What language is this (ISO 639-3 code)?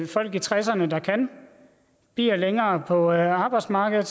dan